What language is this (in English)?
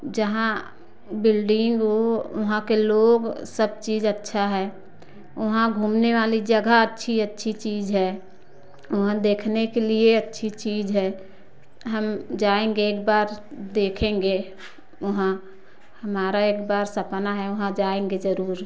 Hindi